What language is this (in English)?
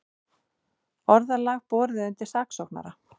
Icelandic